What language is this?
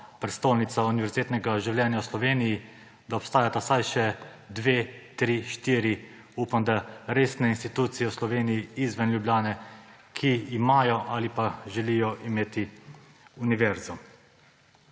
Slovenian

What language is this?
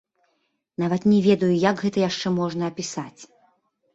Belarusian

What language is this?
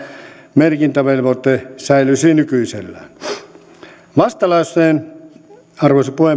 Finnish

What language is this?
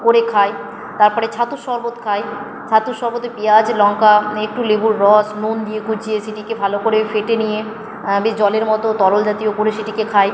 Bangla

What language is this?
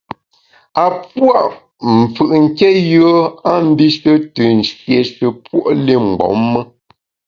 Bamun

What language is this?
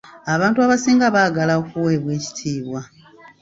Ganda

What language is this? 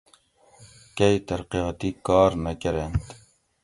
Gawri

